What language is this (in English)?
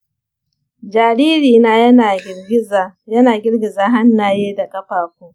Hausa